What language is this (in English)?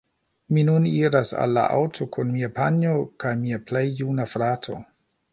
Esperanto